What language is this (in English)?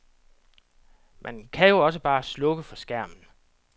Danish